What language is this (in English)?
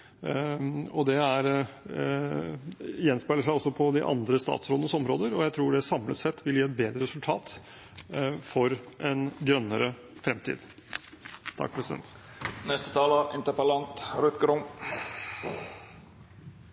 Norwegian Bokmål